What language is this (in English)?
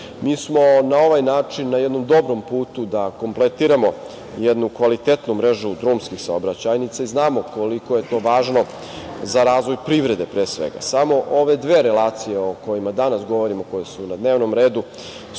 Serbian